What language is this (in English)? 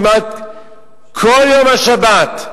Hebrew